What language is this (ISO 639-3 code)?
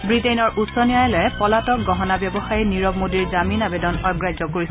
asm